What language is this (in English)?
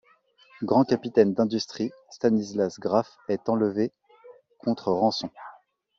French